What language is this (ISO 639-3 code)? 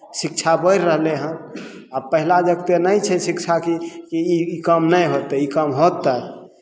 mai